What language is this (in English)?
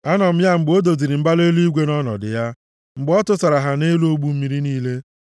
Igbo